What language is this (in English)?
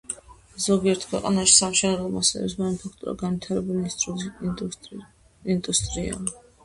Georgian